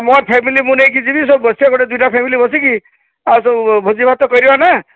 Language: Odia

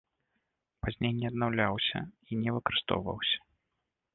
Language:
Belarusian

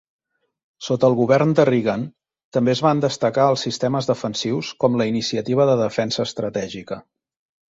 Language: Catalan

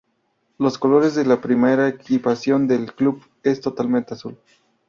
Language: Spanish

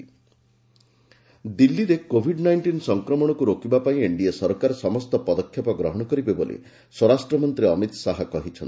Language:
Odia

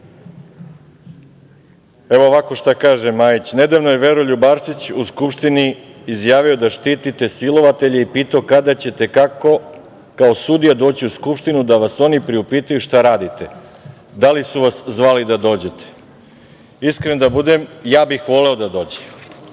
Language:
Serbian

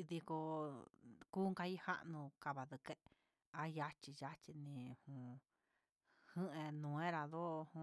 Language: Huitepec Mixtec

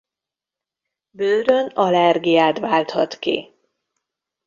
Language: Hungarian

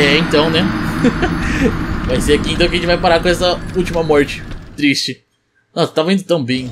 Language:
Portuguese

